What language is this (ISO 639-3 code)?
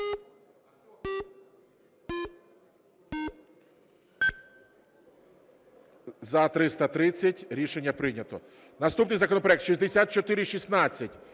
ukr